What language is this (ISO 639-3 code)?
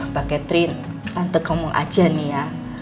ind